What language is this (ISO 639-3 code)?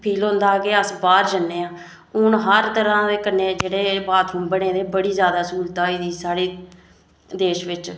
doi